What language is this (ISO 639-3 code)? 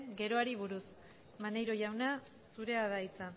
eus